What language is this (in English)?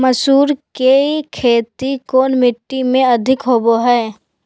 Magahi